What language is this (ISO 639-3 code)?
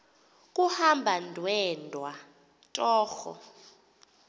xho